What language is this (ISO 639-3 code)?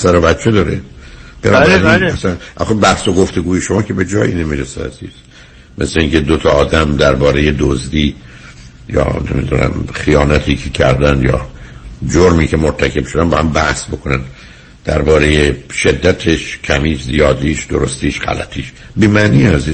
fas